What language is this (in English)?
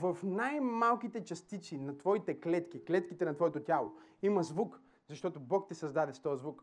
Bulgarian